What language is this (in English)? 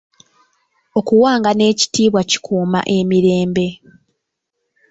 Ganda